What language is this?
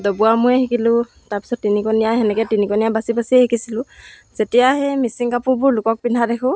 Assamese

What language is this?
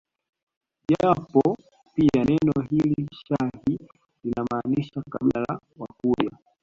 Swahili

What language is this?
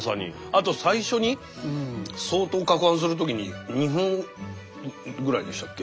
Japanese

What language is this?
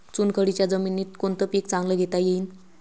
Marathi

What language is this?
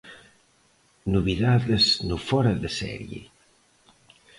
Galician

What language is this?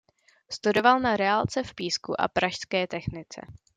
Czech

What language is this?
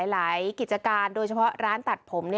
Thai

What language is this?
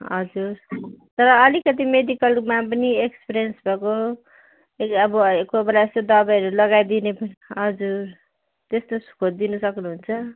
Nepali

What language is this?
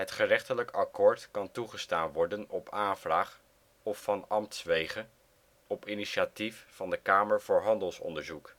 Dutch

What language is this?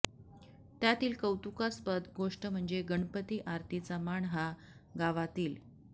Marathi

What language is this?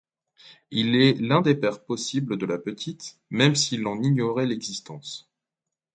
French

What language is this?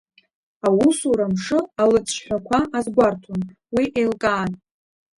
Abkhazian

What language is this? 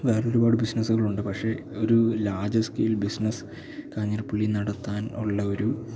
Malayalam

